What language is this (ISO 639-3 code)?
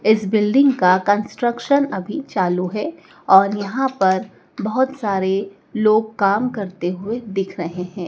hin